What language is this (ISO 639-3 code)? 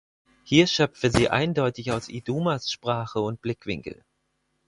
deu